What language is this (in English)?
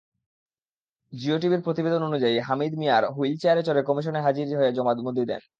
Bangla